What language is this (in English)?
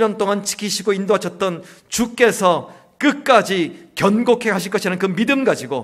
Korean